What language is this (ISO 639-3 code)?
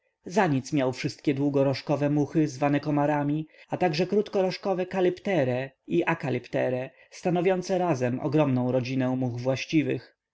pol